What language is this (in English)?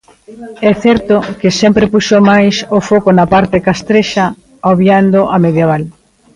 Galician